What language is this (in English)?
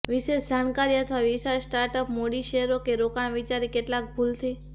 Gujarati